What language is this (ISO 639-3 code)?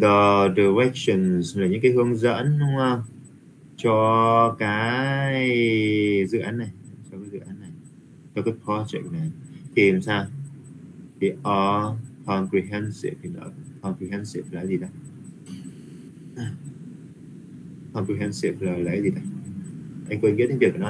vie